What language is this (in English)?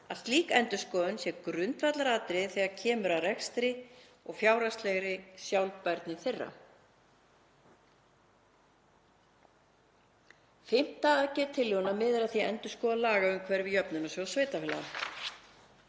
Icelandic